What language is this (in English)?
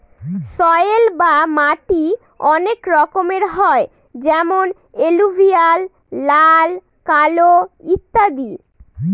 Bangla